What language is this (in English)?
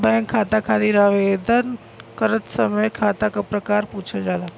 Bhojpuri